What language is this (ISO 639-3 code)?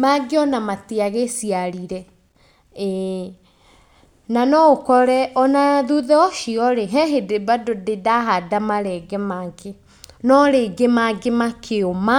kik